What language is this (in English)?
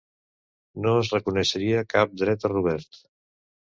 Catalan